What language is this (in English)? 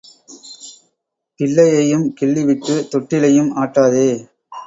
Tamil